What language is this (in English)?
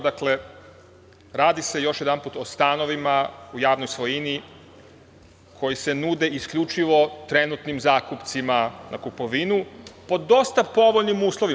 Serbian